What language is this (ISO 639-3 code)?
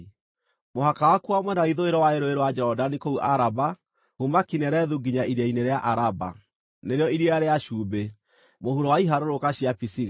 kik